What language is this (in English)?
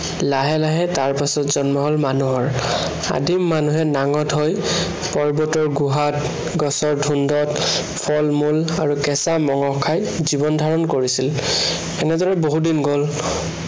Assamese